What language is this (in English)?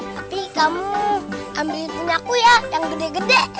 Indonesian